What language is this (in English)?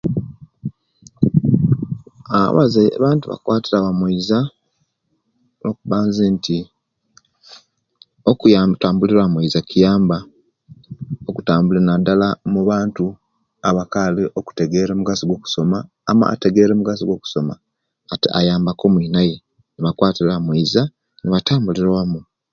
Kenyi